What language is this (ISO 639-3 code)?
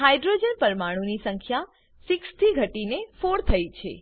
guj